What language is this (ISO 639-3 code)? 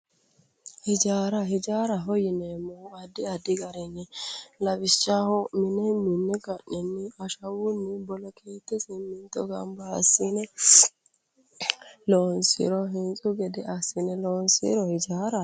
sid